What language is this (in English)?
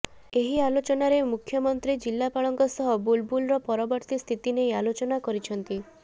Odia